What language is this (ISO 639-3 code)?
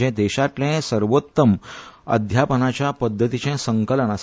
kok